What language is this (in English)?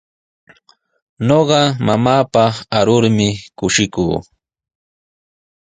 Sihuas Ancash Quechua